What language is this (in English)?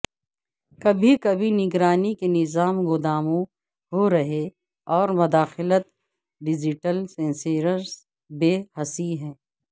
Urdu